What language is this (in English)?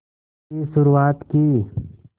Hindi